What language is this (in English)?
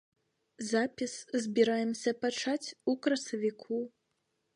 Belarusian